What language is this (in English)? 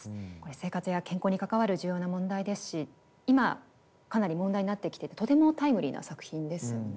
Japanese